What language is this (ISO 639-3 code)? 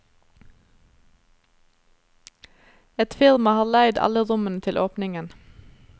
nor